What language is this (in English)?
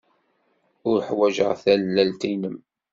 Kabyle